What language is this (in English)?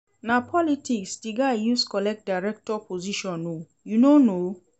Nigerian Pidgin